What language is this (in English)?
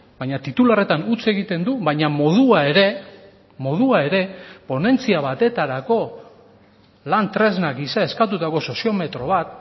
Basque